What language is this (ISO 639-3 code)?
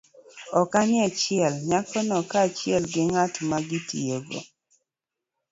luo